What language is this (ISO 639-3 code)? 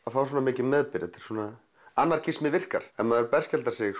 isl